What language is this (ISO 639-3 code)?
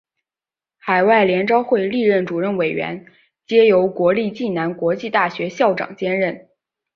zho